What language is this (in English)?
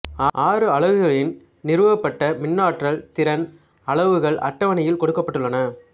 Tamil